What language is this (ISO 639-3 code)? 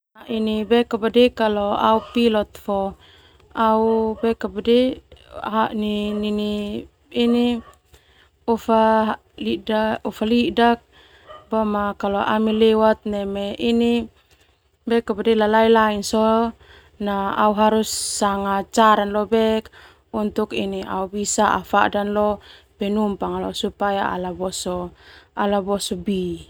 twu